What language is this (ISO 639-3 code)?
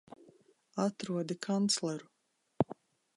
lav